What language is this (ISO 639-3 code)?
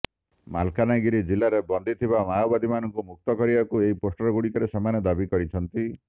ori